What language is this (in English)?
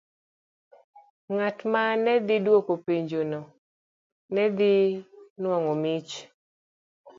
Luo (Kenya and Tanzania)